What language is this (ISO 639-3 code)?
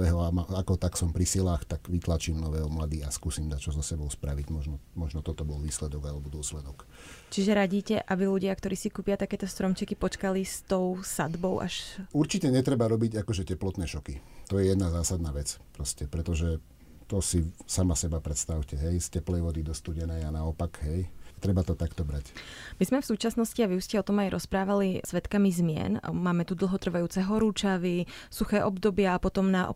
slk